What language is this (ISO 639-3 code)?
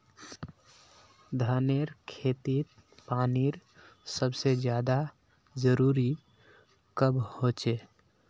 mag